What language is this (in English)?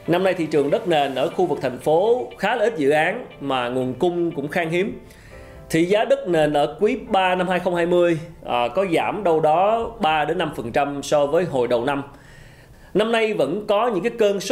Vietnamese